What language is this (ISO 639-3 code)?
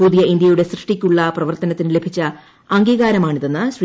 mal